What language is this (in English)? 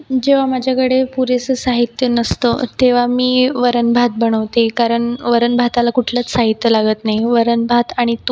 Marathi